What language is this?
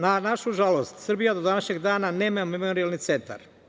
Serbian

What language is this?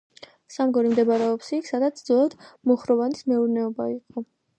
Georgian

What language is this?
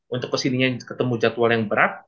Indonesian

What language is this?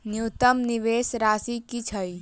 Maithili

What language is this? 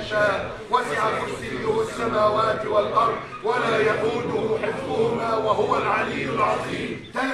Arabic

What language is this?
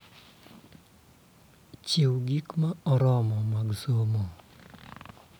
Luo (Kenya and Tanzania)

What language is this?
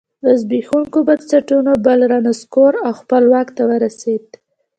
Pashto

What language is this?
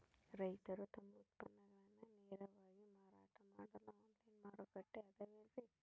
Kannada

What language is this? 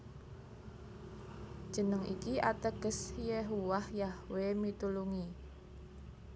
Javanese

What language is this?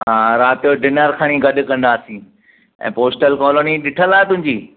Sindhi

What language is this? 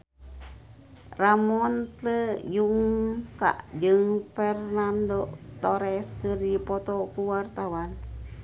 Sundanese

